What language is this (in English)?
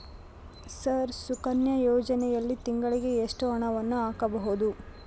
Kannada